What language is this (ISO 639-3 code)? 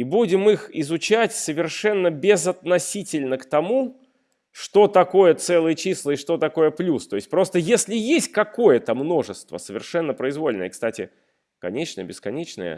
rus